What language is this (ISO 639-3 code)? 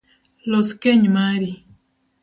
luo